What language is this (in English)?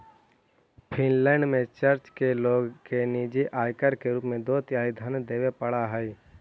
Magahi